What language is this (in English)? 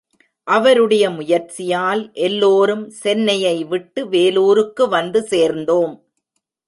Tamil